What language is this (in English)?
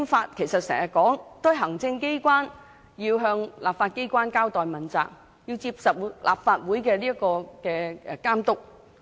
Cantonese